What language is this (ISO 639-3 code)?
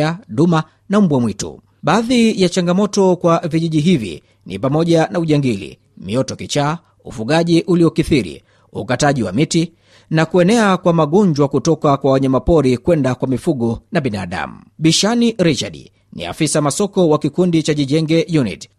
swa